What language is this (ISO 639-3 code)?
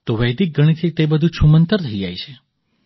guj